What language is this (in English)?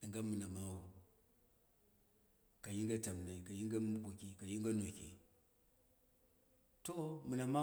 Dera (Nigeria)